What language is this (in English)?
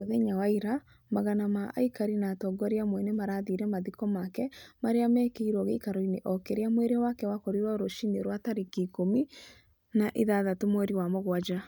Kikuyu